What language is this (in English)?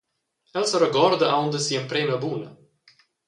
Romansh